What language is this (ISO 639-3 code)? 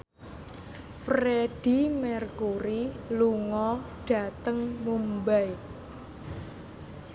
jav